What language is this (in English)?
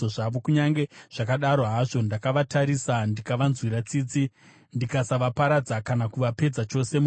Shona